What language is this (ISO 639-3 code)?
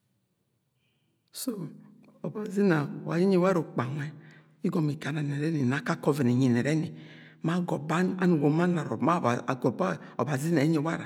yay